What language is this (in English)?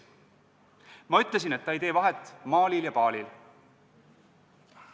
Estonian